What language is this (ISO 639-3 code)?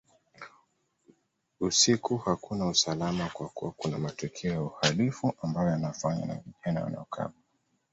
swa